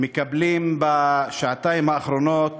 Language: Hebrew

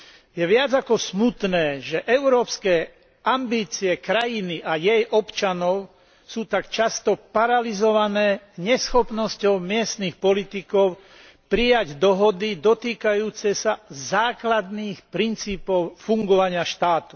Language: Slovak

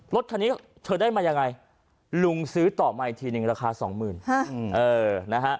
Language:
Thai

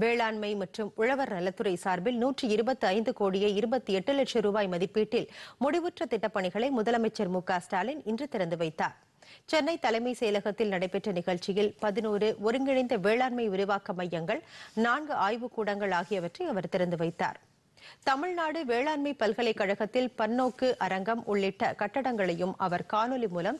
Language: Spanish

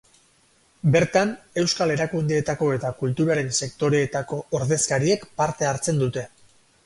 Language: Basque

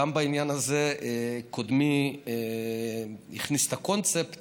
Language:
Hebrew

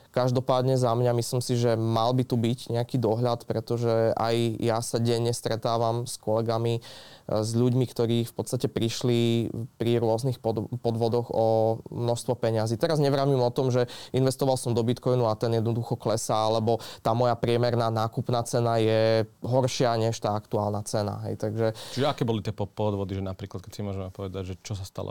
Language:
Slovak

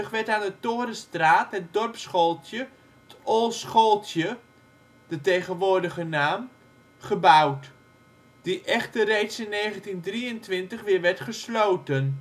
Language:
Dutch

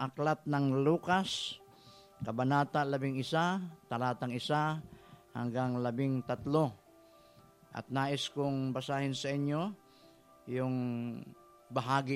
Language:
Filipino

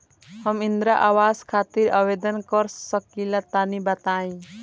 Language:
Bhojpuri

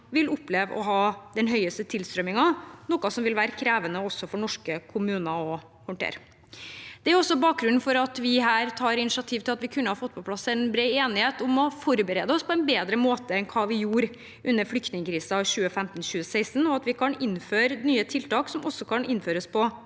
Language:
Norwegian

